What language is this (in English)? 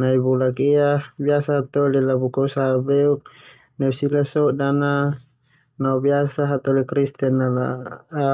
Termanu